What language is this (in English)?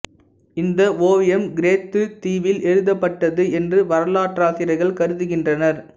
Tamil